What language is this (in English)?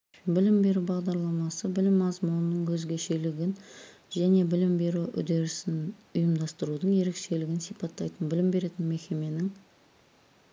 Kazakh